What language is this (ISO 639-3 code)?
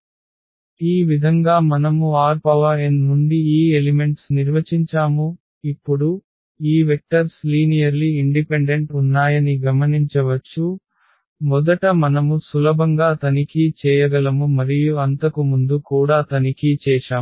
tel